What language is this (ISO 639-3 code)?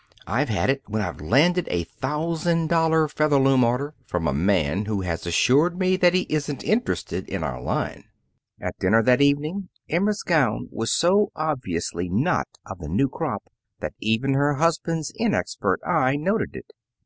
eng